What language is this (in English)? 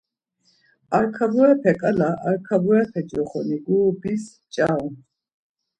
Laz